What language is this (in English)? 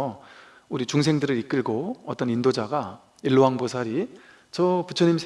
Korean